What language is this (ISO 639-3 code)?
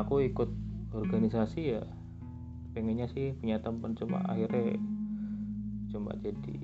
ind